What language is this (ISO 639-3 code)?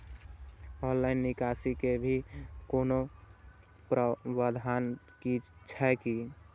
mai